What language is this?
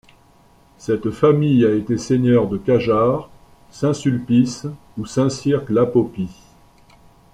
French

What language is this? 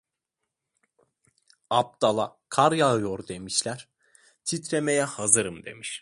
Turkish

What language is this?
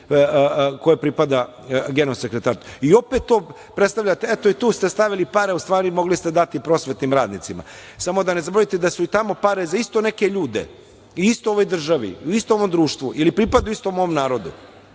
Serbian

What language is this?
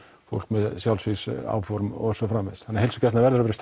Icelandic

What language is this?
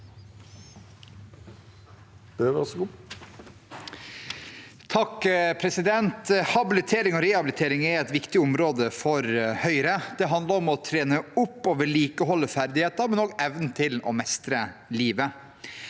Norwegian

